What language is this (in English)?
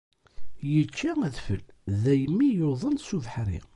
Kabyle